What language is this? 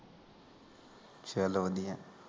Punjabi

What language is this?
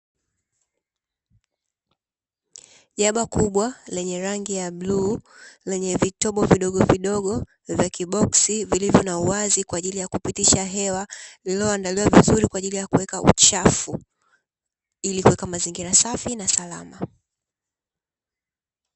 Swahili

